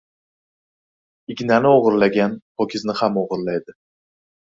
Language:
Uzbek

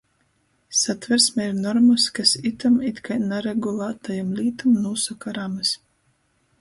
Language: Latgalian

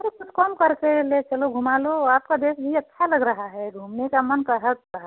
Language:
Hindi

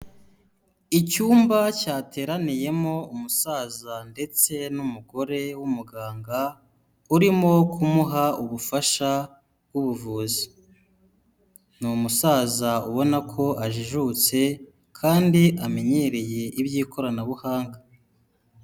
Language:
Kinyarwanda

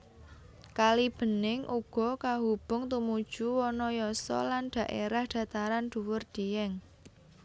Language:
Javanese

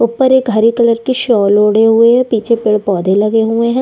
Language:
Hindi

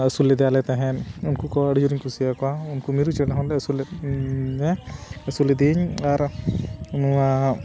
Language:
Santali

